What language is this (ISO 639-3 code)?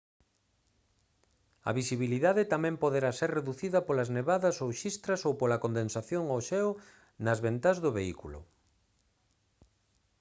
glg